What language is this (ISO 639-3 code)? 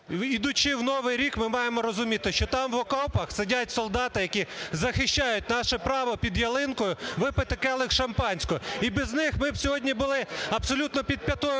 ukr